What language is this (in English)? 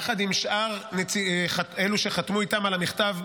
Hebrew